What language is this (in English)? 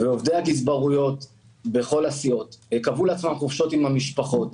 Hebrew